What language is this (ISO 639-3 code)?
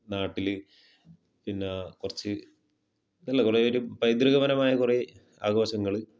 mal